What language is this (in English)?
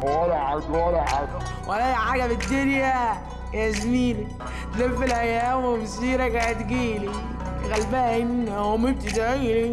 Arabic